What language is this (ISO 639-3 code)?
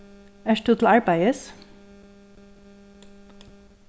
fao